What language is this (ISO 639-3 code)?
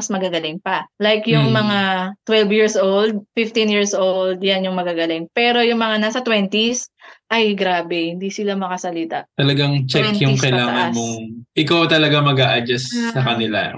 fil